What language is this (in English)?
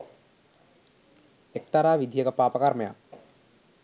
Sinhala